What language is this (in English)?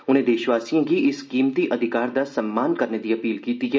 Dogri